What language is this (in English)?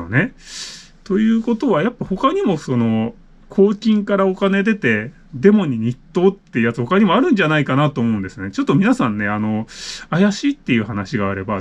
Japanese